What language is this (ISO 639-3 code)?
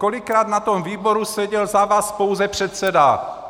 ces